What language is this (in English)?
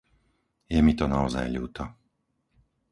Slovak